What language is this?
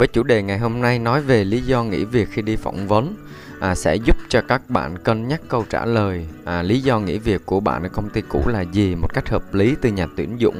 Vietnamese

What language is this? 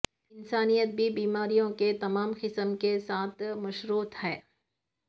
Urdu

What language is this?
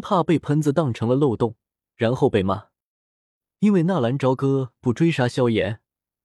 Chinese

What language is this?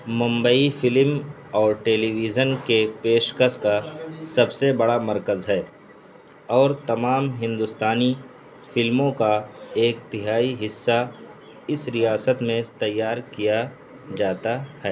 Urdu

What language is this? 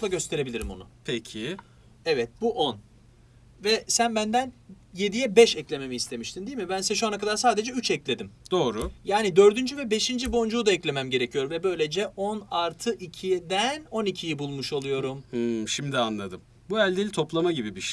Turkish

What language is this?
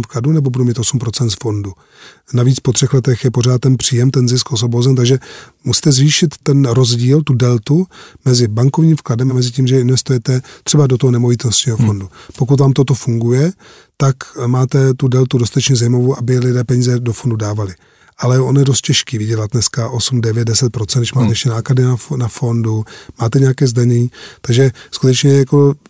Czech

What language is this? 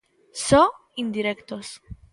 Galician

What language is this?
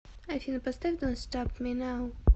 Russian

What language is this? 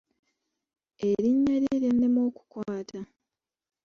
Ganda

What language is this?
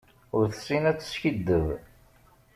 Kabyle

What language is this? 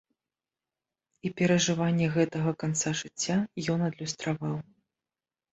Belarusian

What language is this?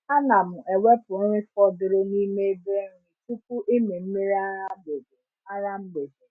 Igbo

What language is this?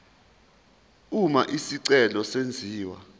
Zulu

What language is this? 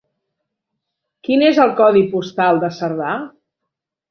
Catalan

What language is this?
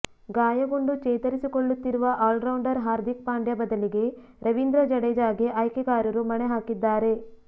Kannada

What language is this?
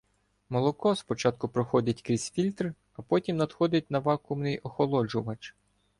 Ukrainian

